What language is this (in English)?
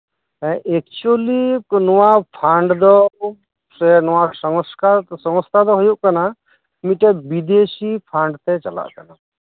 Santali